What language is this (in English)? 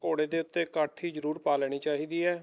Punjabi